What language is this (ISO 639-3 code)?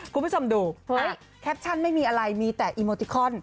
tha